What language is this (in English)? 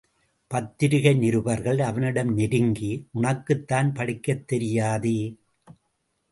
Tamil